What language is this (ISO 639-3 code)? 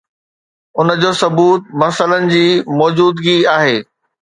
snd